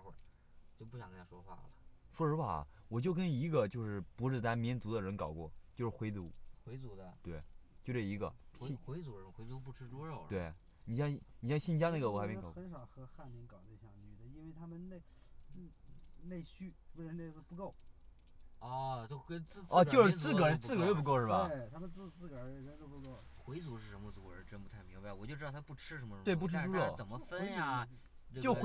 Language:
Chinese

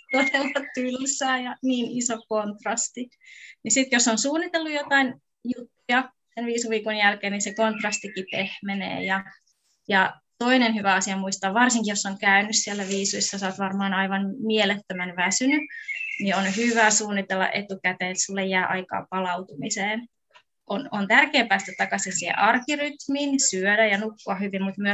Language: Finnish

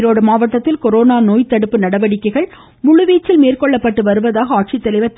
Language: Tamil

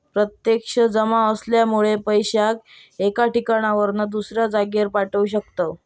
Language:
Marathi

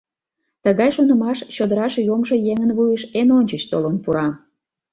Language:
Mari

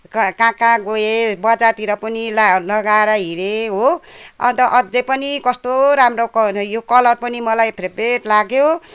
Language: Nepali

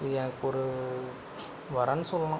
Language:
Tamil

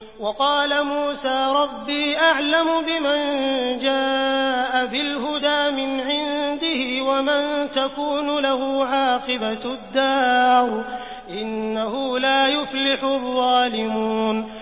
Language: Arabic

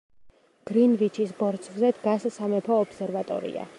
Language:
Georgian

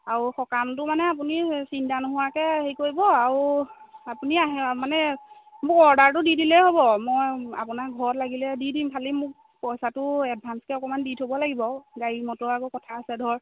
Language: Assamese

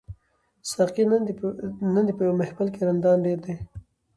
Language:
Pashto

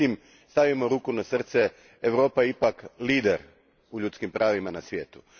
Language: Croatian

